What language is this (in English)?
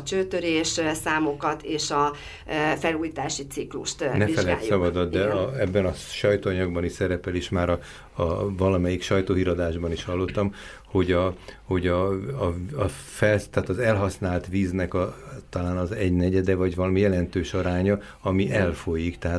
Hungarian